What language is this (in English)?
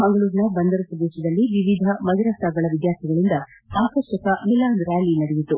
Kannada